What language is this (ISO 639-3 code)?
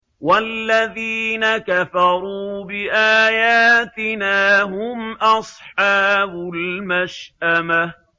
ara